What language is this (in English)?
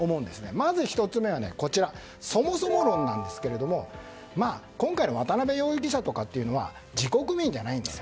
Japanese